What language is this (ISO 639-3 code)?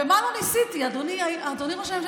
heb